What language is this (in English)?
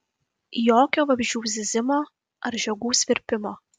Lithuanian